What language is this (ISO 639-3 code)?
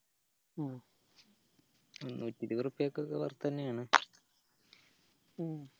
mal